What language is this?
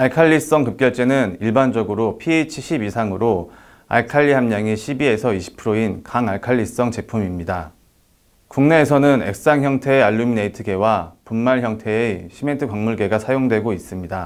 Korean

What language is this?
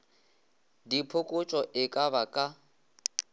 Northern Sotho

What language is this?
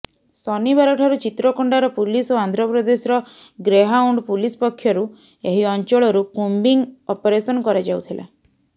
Odia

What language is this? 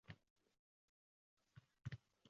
Uzbek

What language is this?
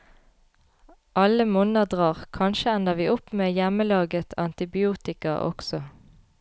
Norwegian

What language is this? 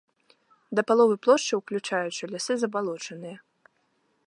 Belarusian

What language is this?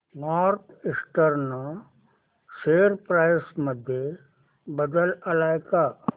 Marathi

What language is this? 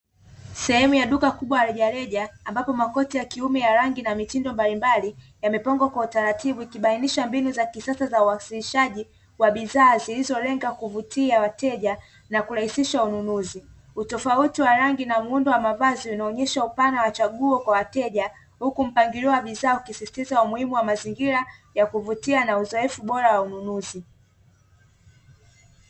Swahili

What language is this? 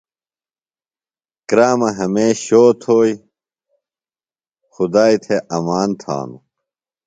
Phalura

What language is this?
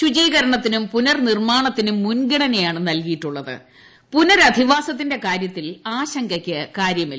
Malayalam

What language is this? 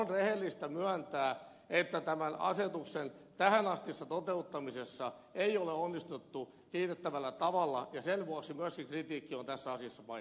Finnish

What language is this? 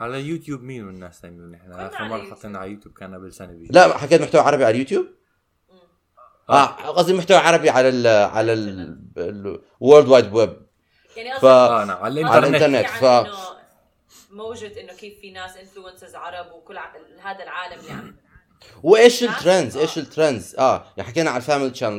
Arabic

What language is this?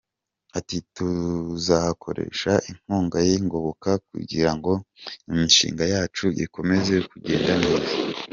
Kinyarwanda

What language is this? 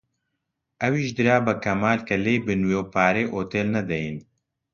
Central Kurdish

